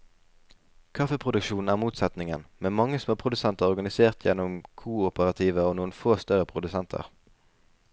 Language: Norwegian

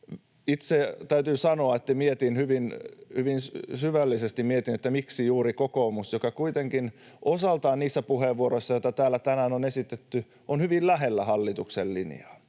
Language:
Finnish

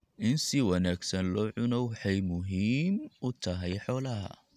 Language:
Somali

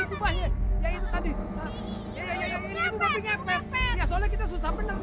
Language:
Indonesian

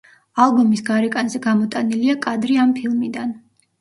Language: Georgian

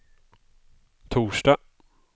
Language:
Swedish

